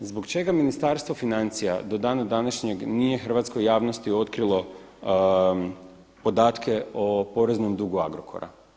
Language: Croatian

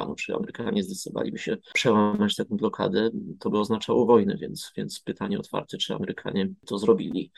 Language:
Polish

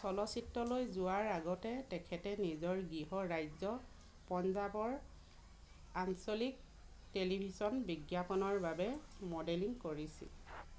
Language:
Assamese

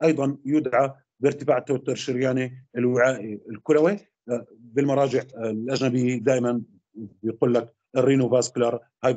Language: Arabic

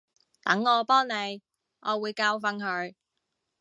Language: Cantonese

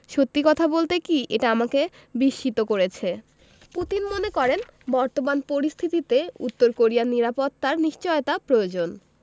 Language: Bangla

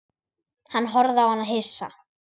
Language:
Icelandic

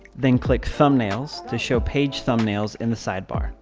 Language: English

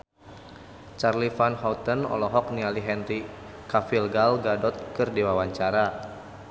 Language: Sundanese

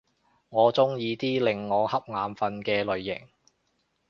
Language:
Cantonese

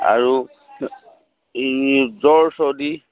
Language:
Assamese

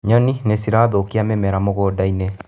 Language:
Kikuyu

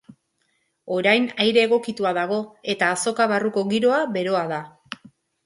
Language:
Basque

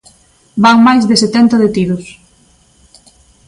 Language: Galician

